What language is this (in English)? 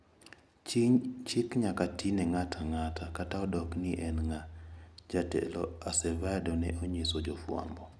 Luo (Kenya and Tanzania)